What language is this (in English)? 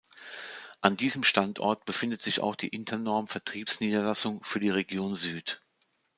German